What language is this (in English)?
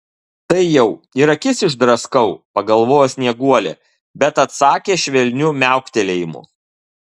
Lithuanian